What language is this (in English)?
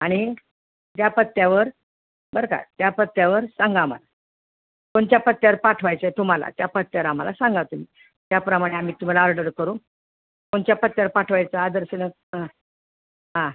Marathi